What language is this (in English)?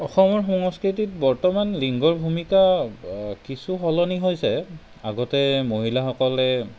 Assamese